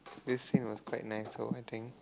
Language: English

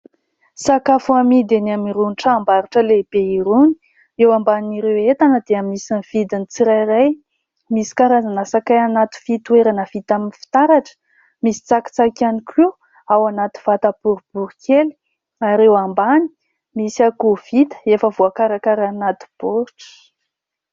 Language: Malagasy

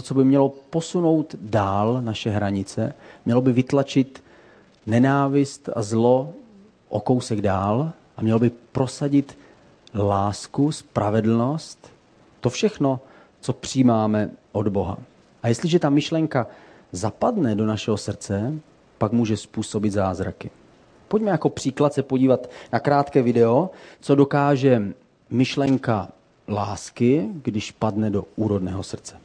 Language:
Czech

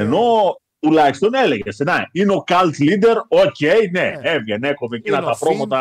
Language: Greek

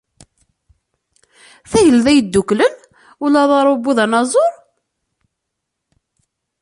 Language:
Kabyle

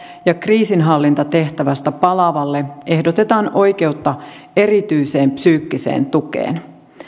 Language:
Finnish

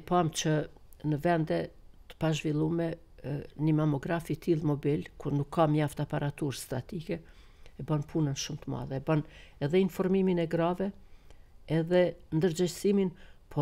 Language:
Romanian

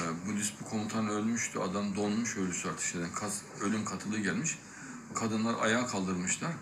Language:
Turkish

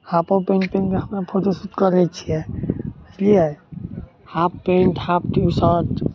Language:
Maithili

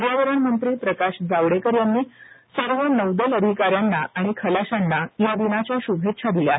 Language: Marathi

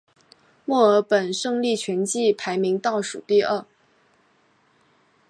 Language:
Chinese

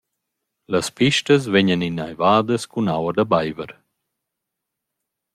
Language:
Romansh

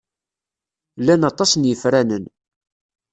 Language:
Kabyle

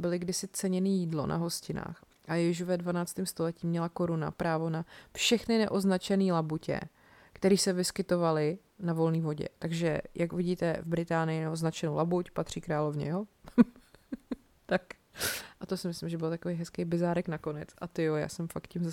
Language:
Czech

